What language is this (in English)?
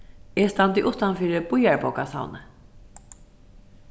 Faroese